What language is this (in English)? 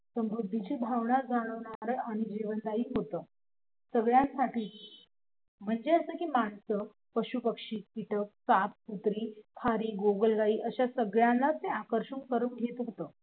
Marathi